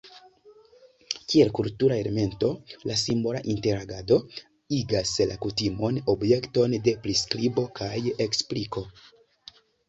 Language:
Esperanto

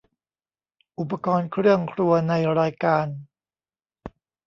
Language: Thai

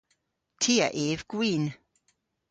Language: Cornish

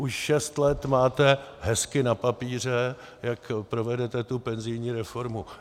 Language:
Czech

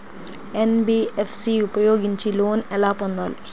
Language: Telugu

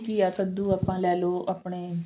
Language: Punjabi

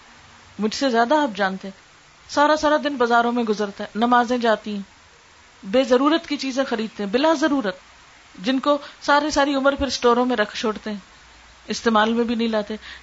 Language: Urdu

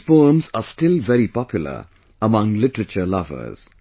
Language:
English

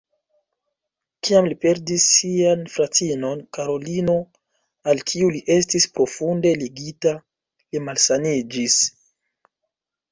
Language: Esperanto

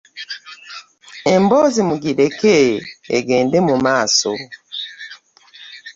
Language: Ganda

